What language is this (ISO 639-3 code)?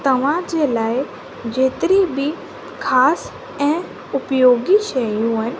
snd